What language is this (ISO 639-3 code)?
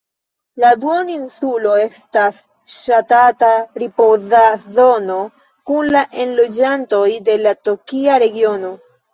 epo